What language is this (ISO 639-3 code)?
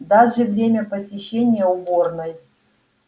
rus